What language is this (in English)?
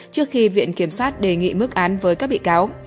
Vietnamese